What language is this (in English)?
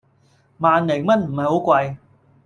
Cantonese